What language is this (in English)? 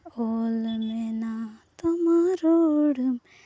Santali